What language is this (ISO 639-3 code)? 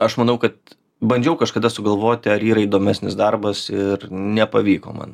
lit